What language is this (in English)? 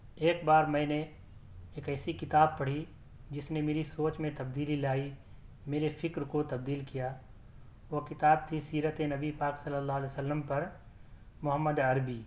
Urdu